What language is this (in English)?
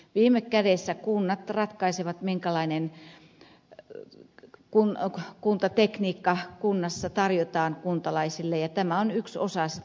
Finnish